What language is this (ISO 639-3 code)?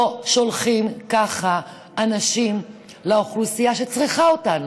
heb